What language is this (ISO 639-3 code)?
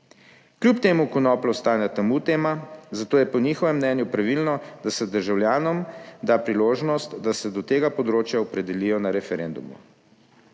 slv